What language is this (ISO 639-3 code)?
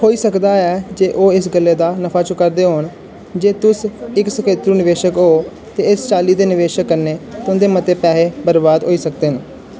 doi